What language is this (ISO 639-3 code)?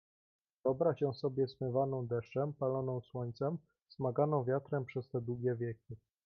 pol